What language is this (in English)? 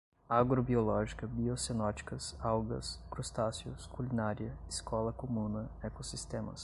Portuguese